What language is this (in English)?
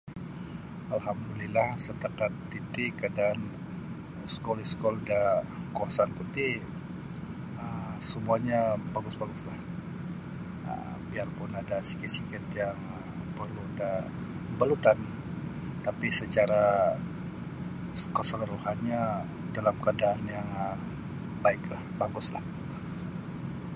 Sabah Bisaya